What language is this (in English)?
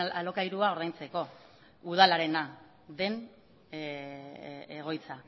Basque